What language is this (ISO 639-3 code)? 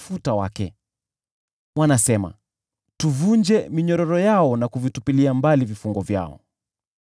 swa